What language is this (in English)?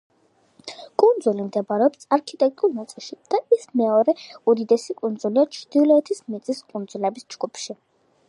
Georgian